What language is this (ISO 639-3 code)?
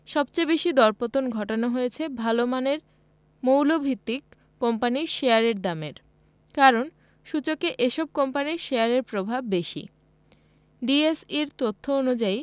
ben